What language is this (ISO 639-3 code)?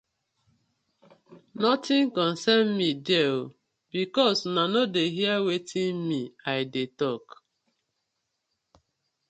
pcm